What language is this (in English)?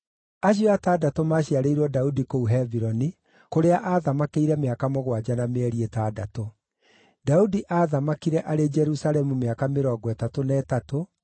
Kikuyu